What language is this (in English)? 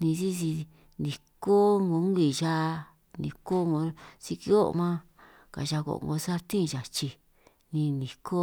San Martín Itunyoso Triqui